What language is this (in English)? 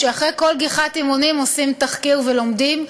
Hebrew